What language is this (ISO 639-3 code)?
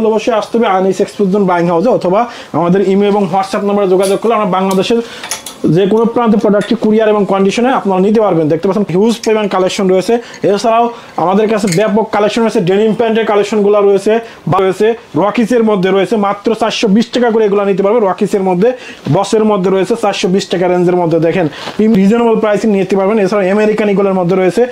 ron